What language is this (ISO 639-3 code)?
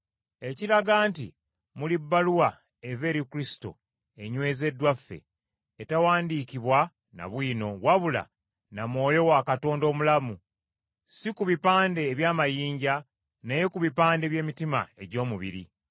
lug